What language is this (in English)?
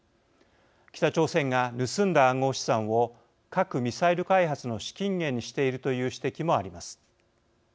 Japanese